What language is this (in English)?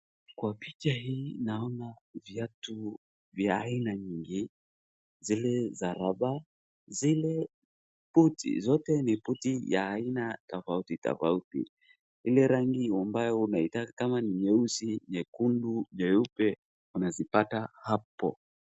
Swahili